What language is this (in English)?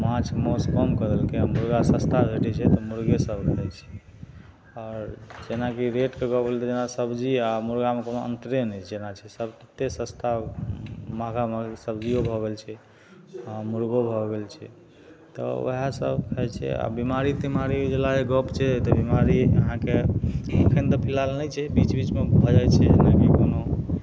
Maithili